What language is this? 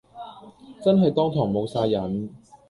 Cantonese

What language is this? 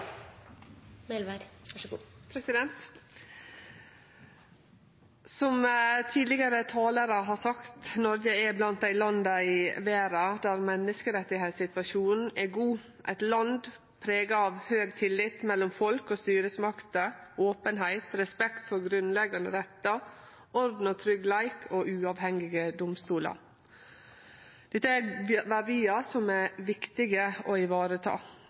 Norwegian Nynorsk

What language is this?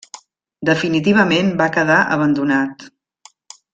Catalan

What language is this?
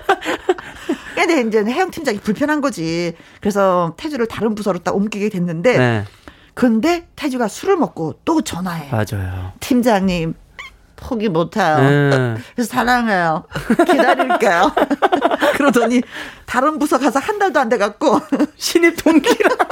Korean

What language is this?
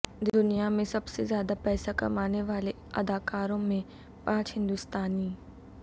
Urdu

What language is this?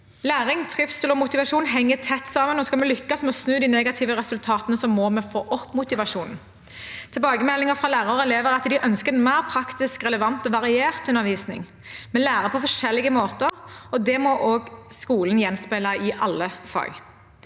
Norwegian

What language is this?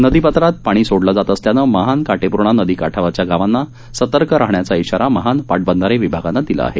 Marathi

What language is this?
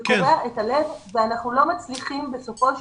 Hebrew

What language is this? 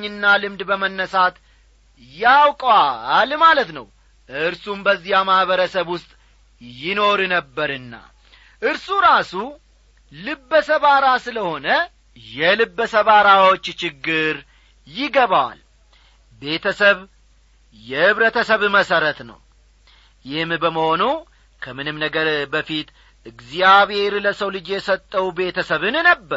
Amharic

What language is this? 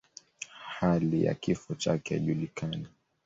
Swahili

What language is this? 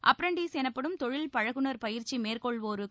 Tamil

